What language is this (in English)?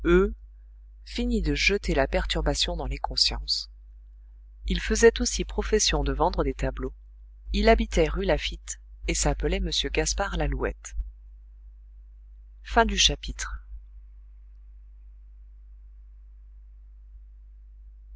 French